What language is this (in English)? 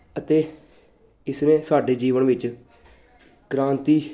Punjabi